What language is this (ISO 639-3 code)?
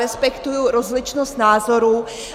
ces